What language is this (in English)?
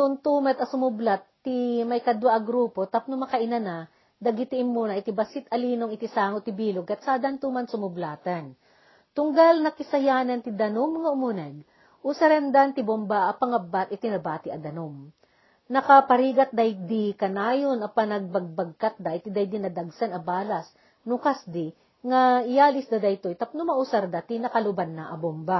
Filipino